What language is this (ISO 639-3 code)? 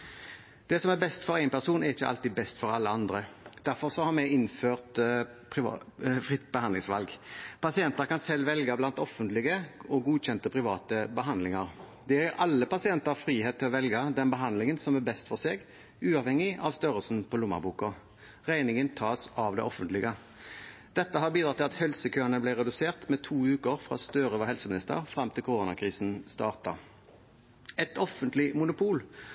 nob